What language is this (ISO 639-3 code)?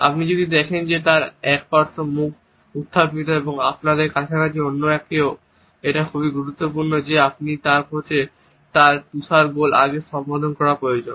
ben